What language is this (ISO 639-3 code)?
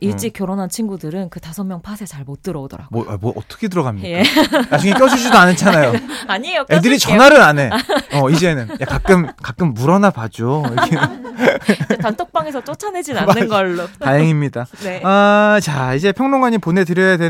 kor